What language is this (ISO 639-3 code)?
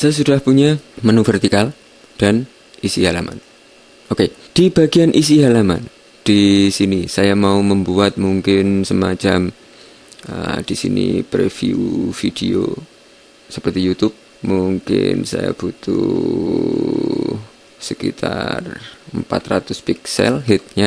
ind